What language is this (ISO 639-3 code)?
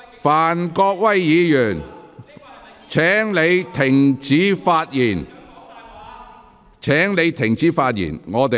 yue